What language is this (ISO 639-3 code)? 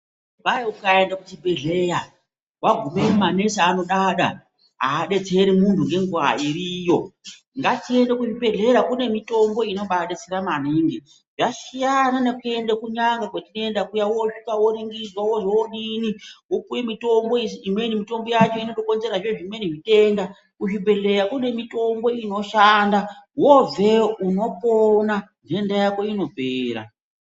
ndc